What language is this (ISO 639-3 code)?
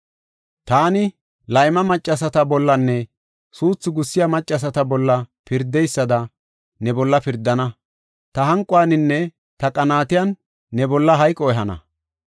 gof